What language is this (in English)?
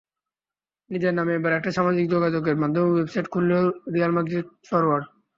Bangla